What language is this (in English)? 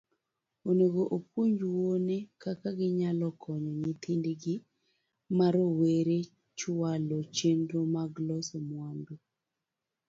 Luo (Kenya and Tanzania)